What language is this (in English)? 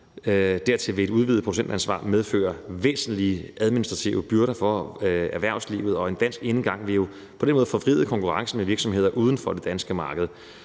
Danish